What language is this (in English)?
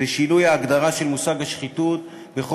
Hebrew